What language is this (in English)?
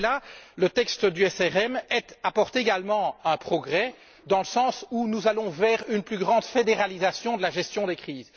French